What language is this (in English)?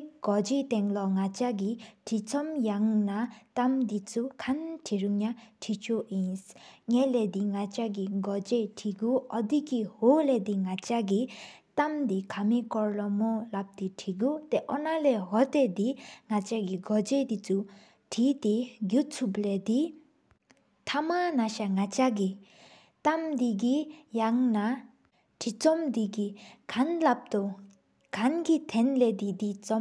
Sikkimese